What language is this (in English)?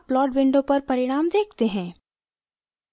Hindi